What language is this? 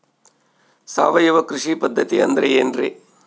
Kannada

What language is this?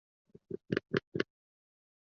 Chinese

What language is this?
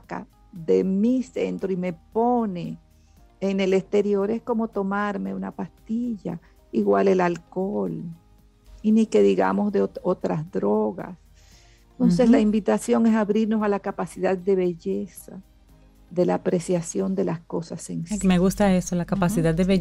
Spanish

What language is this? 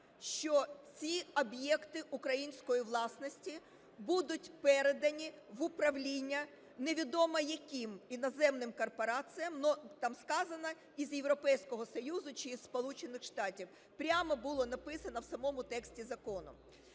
Ukrainian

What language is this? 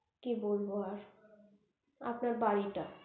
Bangla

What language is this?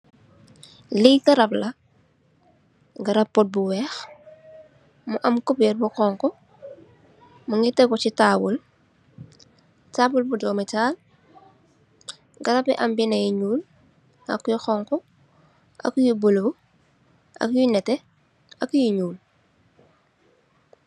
Wolof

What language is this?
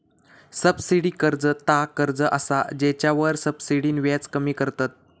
Marathi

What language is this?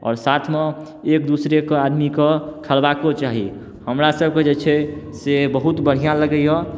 Maithili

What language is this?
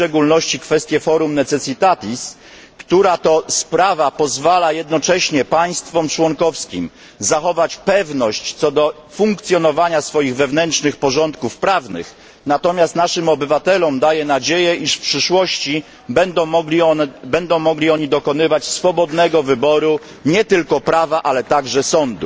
Polish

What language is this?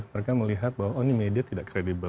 Indonesian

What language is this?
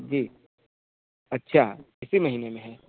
Hindi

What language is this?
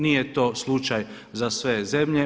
Croatian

